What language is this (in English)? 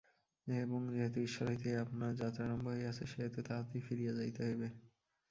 Bangla